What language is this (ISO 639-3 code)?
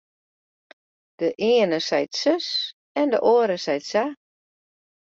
fry